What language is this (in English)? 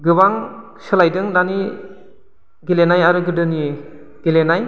Bodo